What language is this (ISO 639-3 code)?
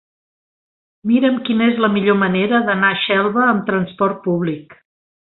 cat